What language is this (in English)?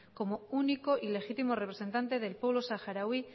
Spanish